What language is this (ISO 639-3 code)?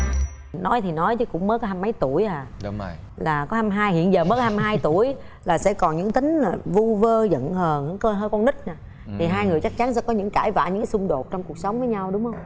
vie